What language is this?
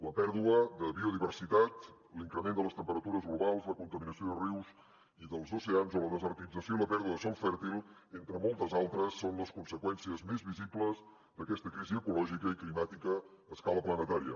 Catalan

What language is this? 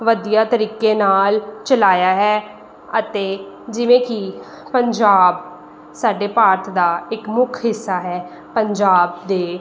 Punjabi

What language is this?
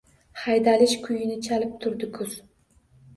Uzbek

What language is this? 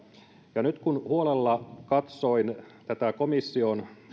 Finnish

